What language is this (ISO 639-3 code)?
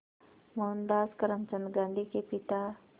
hin